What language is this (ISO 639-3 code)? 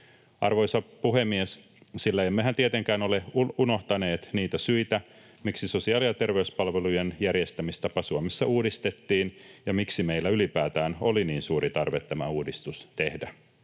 fin